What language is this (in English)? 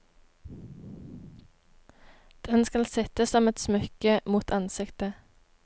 Norwegian